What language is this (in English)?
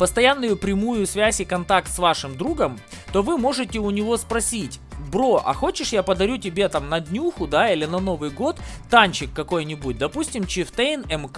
Russian